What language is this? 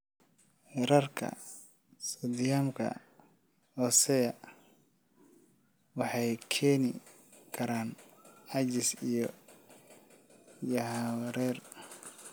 Somali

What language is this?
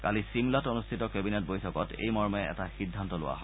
Assamese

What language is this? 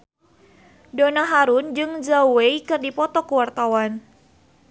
Sundanese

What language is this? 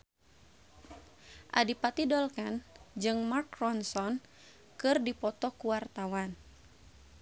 Sundanese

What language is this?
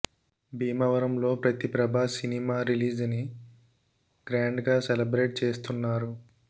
Telugu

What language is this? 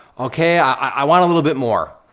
English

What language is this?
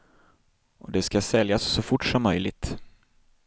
Swedish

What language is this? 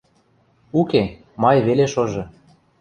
Western Mari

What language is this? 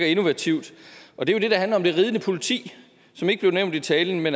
Danish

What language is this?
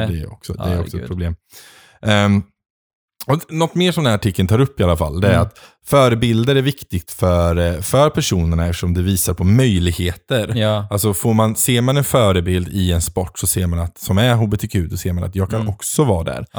Swedish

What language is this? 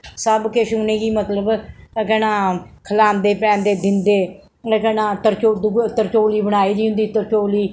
Dogri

